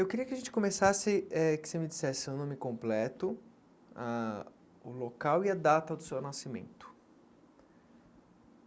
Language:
Portuguese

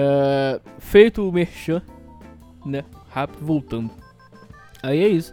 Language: Portuguese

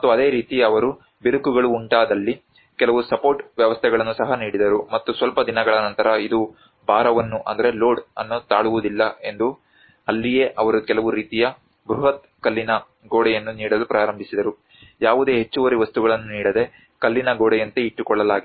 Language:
Kannada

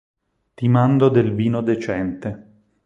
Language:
Italian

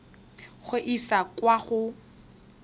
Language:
Tswana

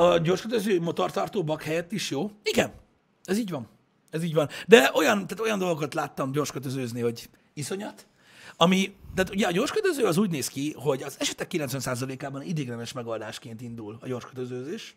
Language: Hungarian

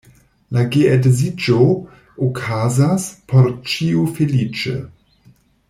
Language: Esperanto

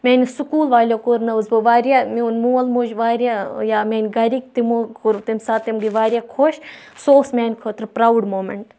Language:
Kashmiri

